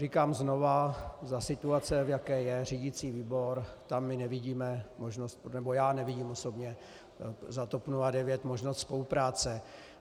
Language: Czech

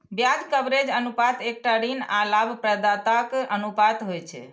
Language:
Maithili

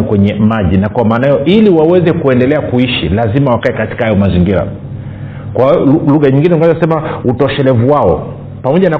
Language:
Swahili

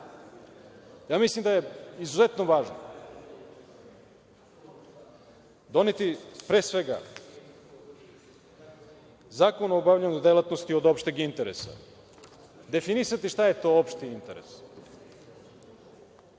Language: Serbian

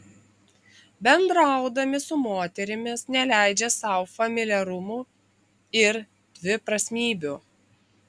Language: Lithuanian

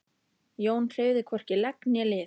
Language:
Icelandic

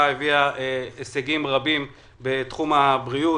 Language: Hebrew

